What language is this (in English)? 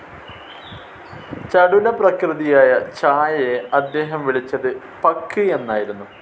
Malayalam